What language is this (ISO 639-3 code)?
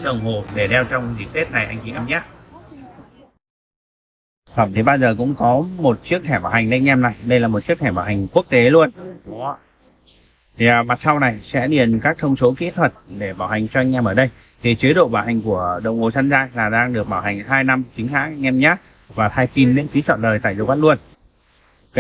vie